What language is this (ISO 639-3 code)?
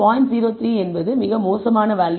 tam